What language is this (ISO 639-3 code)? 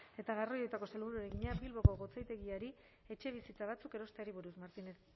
eus